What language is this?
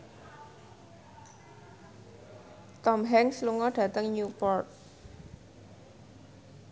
Javanese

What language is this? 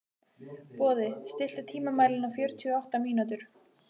Icelandic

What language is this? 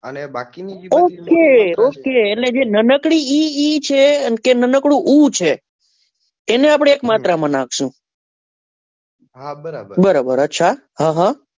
Gujarati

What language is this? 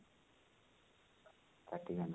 Odia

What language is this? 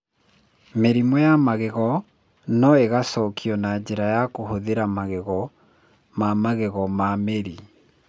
Kikuyu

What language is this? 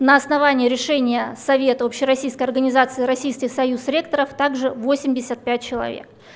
Russian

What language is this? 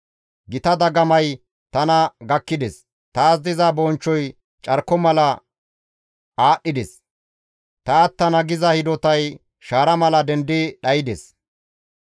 Gamo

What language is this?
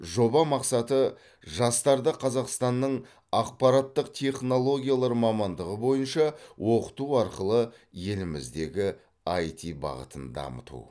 Kazakh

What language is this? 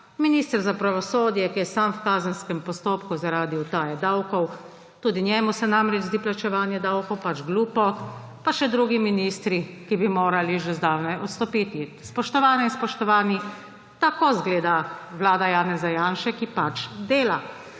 Slovenian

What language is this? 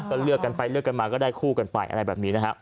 Thai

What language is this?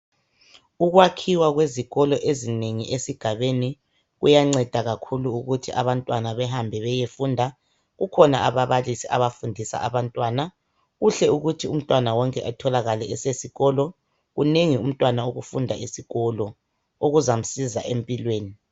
North Ndebele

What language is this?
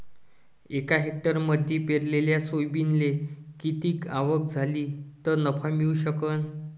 Marathi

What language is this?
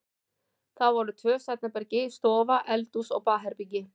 Icelandic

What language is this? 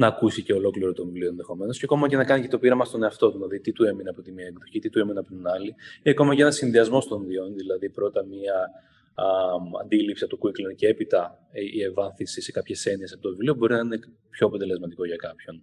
Greek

